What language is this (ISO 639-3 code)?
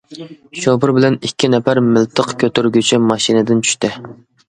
uig